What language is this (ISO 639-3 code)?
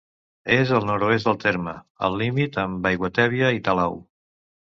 cat